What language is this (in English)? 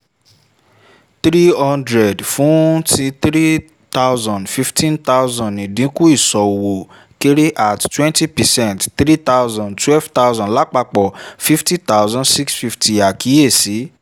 Yoruba